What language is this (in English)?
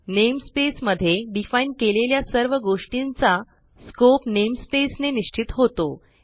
Marathi